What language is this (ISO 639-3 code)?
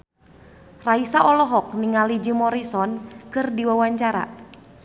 sun